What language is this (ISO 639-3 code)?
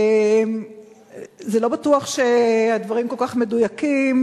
heb